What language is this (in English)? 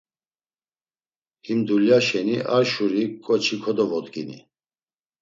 Laz